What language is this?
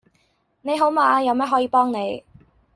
Cantonese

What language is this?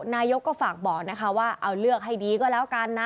Thai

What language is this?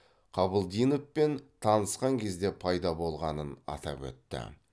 Kazakh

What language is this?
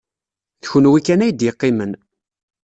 Kabyle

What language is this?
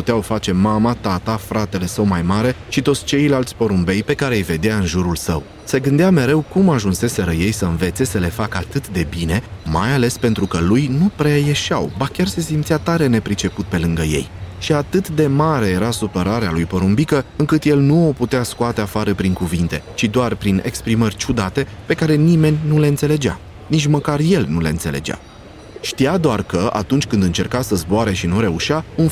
Romanian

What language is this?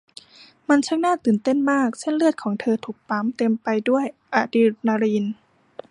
Thai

